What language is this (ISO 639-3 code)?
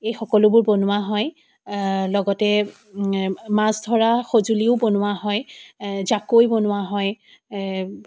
asm